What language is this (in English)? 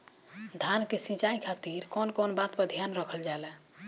Bhojpuri